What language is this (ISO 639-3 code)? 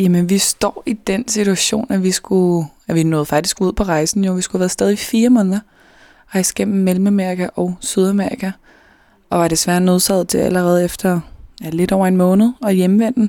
dan